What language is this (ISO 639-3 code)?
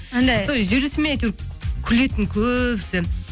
kaz